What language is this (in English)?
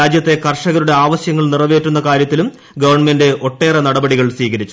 Malayalam